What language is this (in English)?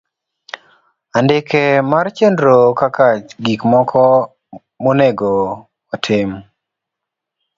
Luo (Kenya and Tanzania)